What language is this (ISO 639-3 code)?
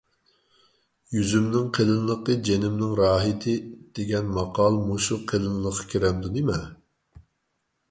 uig